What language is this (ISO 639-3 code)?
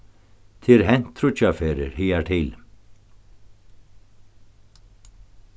fao